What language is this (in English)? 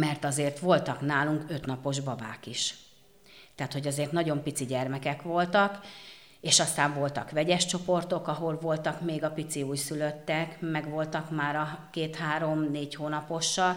Hungarian